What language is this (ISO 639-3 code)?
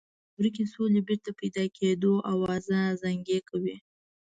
pus